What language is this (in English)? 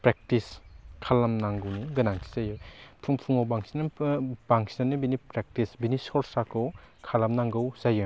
Bodo